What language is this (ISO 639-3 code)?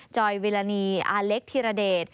tha